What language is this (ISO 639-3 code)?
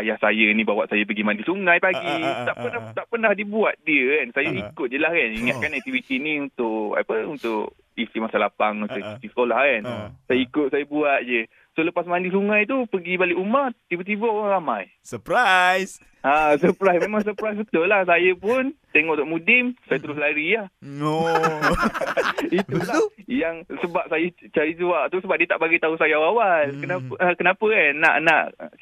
msa